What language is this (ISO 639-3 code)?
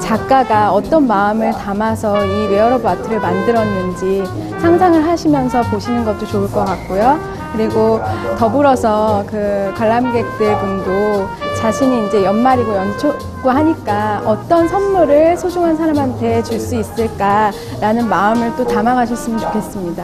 kor